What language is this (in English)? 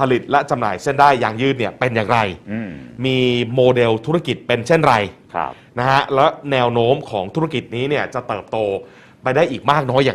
Thai